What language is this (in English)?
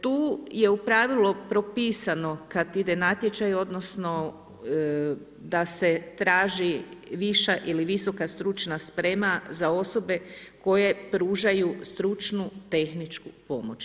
Croatian